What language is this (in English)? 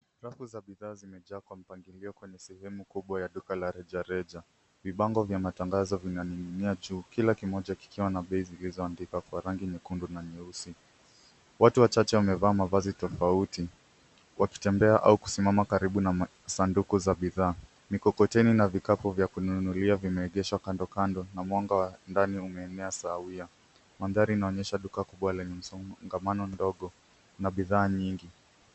Swahili